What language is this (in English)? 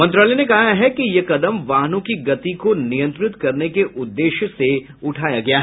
Hindi